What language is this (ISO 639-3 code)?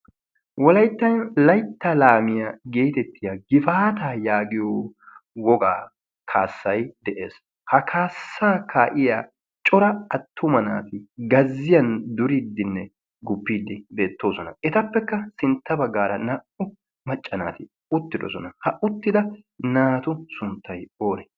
wal